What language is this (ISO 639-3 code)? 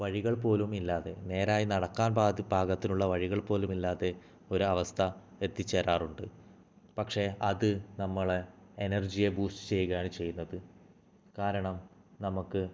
mal